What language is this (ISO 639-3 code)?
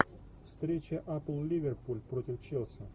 rus